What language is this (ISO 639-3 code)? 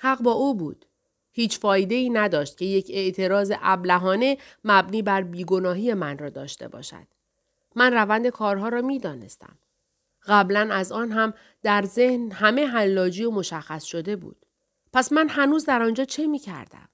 fas